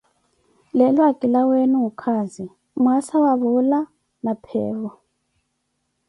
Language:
Koti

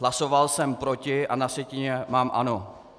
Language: Czech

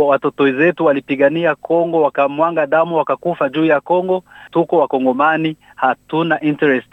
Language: Swahili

